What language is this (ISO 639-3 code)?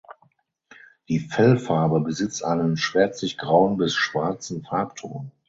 deu